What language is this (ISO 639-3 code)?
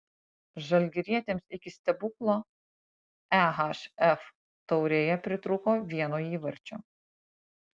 lit